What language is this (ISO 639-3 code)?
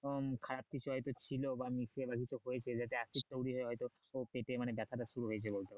ben